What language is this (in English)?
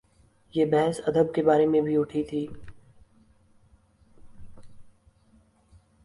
Urdu